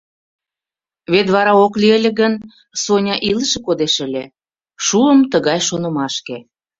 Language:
Mari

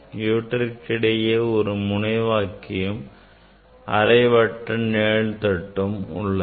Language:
Tamil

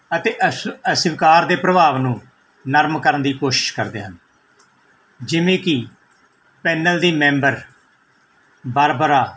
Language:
Punjabi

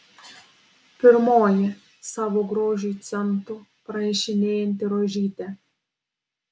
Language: Lithuanian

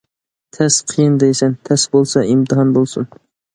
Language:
Uyghur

